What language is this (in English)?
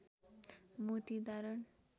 Nepali